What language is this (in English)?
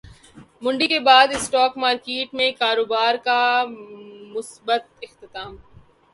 Urdu